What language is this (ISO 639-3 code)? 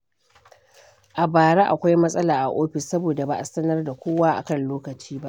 hau